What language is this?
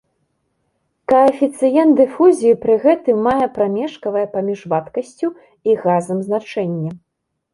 Belarusian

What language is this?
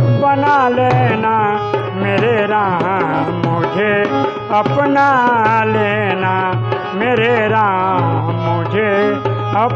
Hindi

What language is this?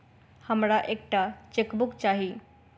Maithili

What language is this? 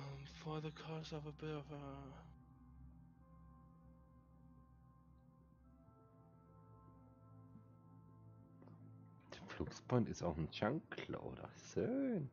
German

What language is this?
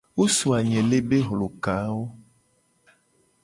Gen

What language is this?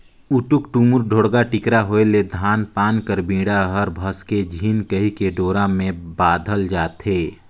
Chhattisgarhi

